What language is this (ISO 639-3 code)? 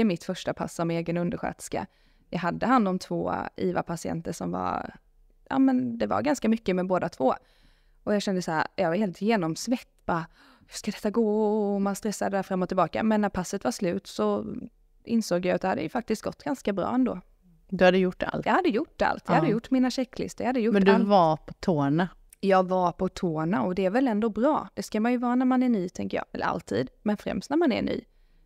swe